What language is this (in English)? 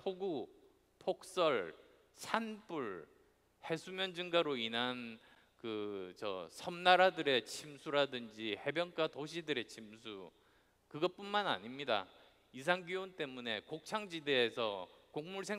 Korean